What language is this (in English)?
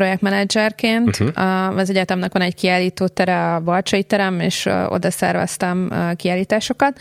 Hungarian